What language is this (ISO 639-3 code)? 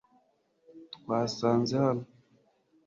kin